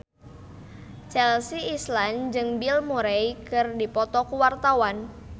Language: Sundanese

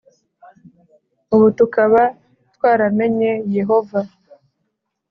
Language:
Kinyarwanda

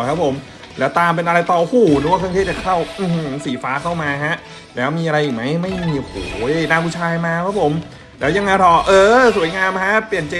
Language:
Thai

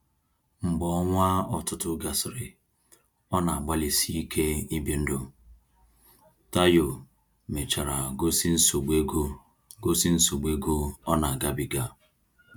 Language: Igbo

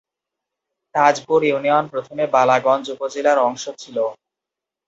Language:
Bangla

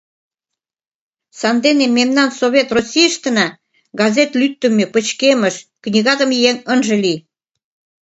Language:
Mari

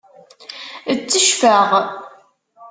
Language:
Kabyle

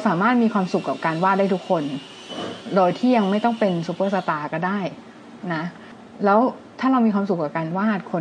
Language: Thai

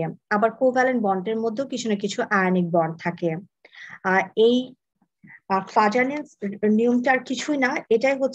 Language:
Hindi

